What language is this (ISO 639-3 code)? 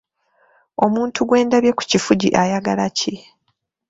lug